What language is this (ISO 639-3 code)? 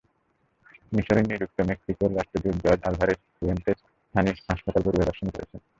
ben